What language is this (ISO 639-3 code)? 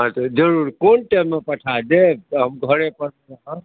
mai